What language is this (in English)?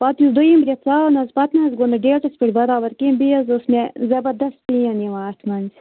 Kashmiri